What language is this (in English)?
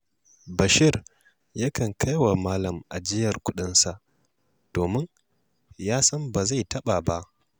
Hausa